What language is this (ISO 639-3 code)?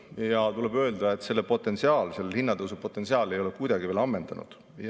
est